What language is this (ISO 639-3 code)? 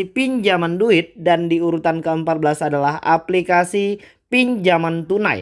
ind